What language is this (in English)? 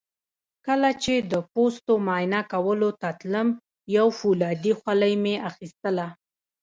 Pashto